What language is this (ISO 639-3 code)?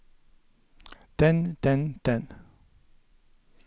nor